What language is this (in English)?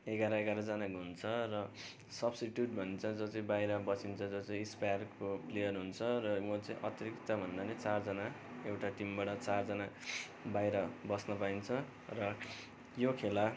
Nepali